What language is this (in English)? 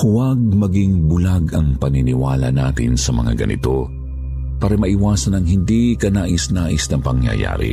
Filipino